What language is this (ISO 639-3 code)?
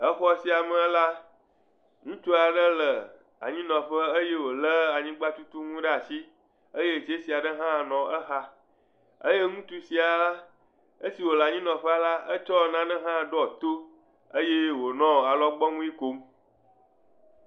ewe